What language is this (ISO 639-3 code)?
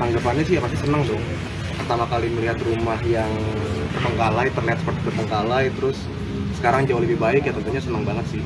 ind